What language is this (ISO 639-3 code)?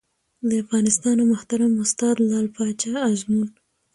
pus